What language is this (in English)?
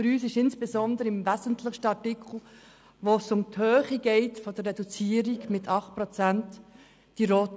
Swiss German